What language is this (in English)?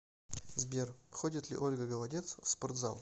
Russian